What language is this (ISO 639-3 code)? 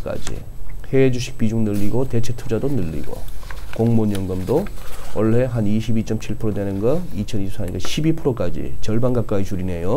kor